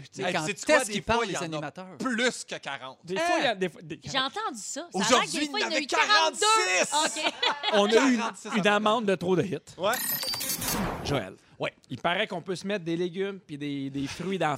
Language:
French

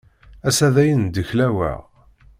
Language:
Kabyle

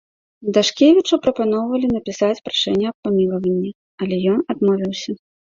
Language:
Belarusian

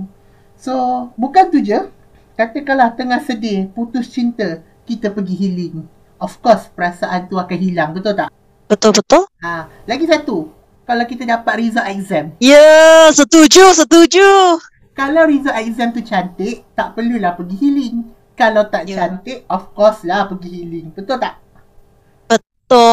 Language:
Malay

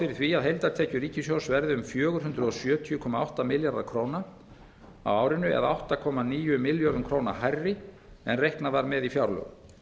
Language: Icelandic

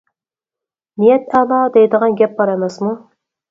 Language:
Uyghur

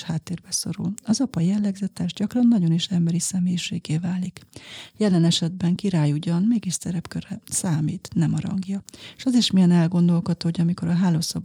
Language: Hungarian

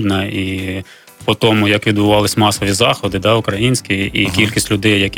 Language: Ukrainian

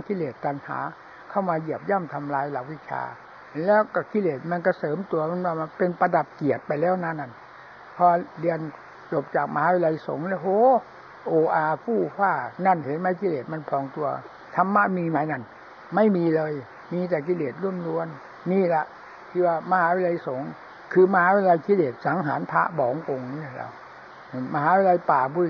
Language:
Thai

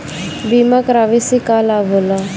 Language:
Bhojpuri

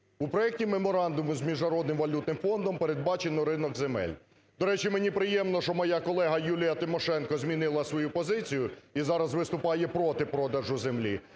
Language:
Ukrainian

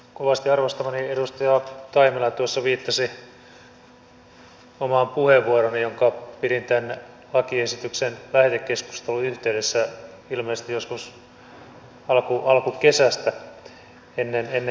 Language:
Finnish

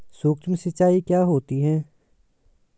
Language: Hindi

